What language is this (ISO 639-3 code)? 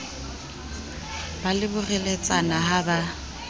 sot